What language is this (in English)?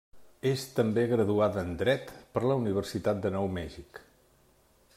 Catalan